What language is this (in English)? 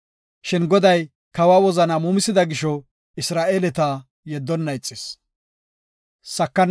Gofa